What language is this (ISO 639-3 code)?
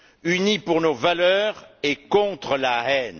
fra